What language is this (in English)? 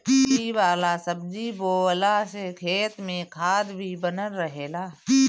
Bhojpuri